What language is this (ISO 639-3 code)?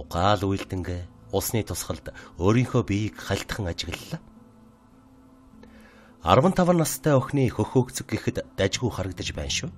tur